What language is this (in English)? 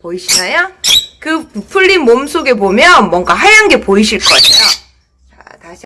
Korean